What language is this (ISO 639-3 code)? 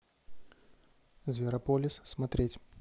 rus